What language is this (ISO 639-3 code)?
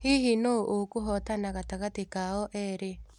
kik